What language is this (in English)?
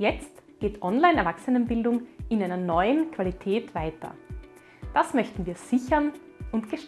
German